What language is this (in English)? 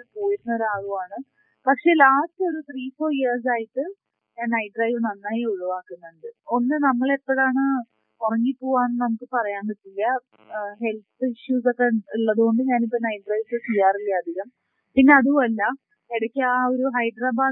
Malayalam